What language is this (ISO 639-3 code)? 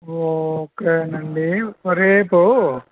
tel